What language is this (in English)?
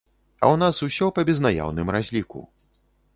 Belarusian